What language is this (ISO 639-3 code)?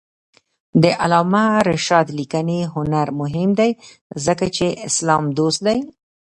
pus